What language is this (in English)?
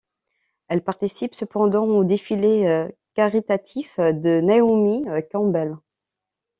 French